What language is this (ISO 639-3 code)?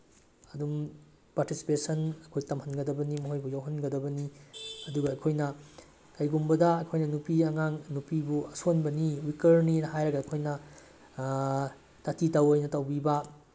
mni